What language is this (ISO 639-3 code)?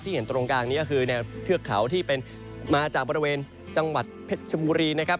tha